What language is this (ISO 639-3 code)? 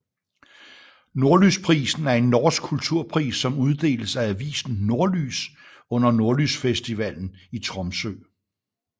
dan